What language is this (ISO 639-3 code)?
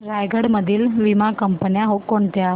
mar